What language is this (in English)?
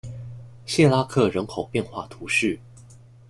Chinese